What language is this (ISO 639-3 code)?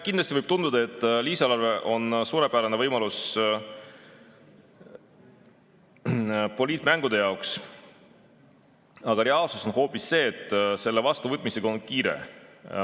est